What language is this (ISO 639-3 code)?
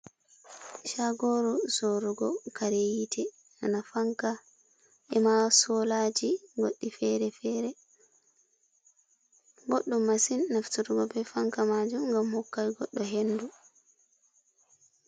ful